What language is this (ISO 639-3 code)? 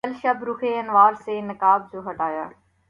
urd